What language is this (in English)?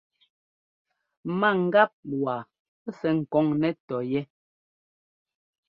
Ngomba